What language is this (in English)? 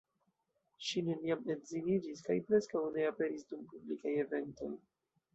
Esperanto